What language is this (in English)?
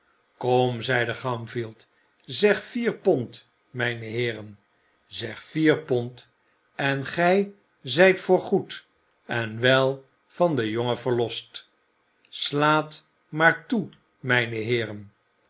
Dutch